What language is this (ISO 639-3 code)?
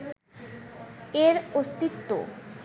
ben